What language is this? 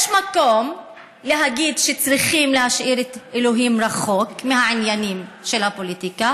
Hebrew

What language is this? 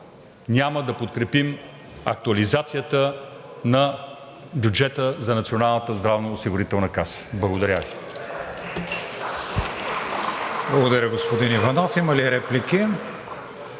Bulgarian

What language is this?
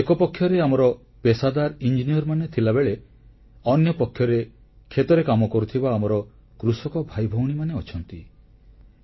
Odia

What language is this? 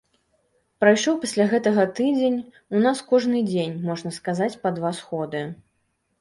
Belarusian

